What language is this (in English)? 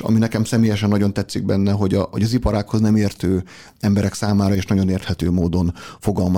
Hungarian